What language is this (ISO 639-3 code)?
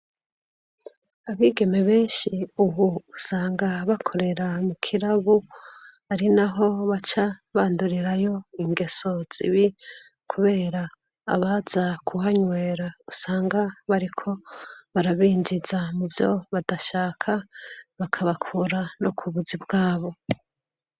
run